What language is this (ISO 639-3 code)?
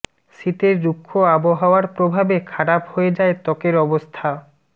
ben